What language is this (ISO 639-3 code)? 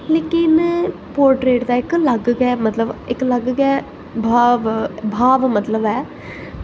doi